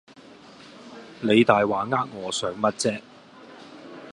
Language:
Cantonese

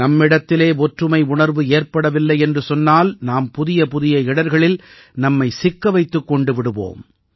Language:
Tamil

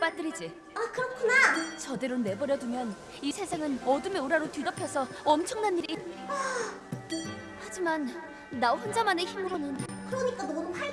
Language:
Korean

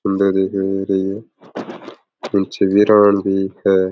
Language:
Rajasthani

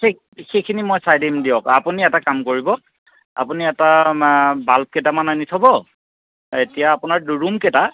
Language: Assamese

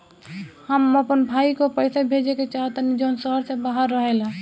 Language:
Bhojpuri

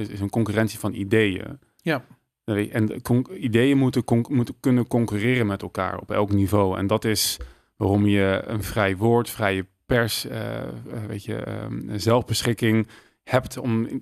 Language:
Dutch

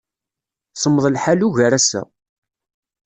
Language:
Kabyle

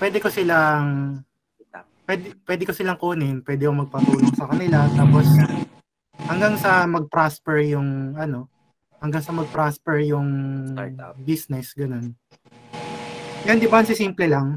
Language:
Filipino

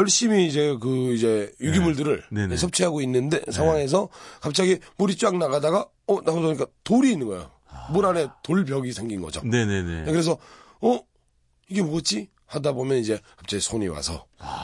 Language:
Korean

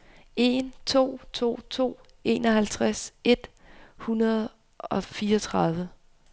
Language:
Danish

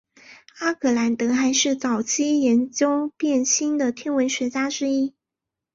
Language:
Chinese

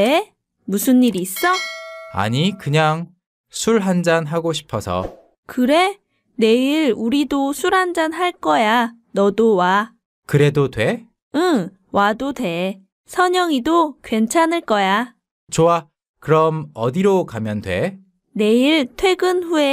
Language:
Korean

